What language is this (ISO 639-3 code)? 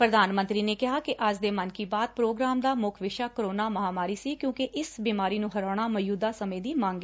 pan